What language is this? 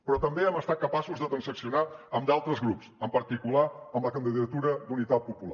Catalan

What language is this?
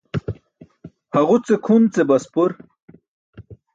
Burushaski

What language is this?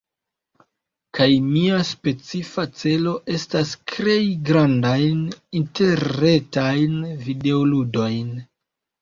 Esperanto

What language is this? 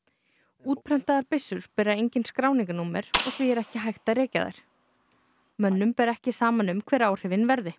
Icelandic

